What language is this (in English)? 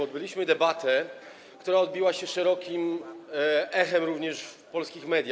Polish